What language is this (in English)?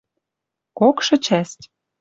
Western Mari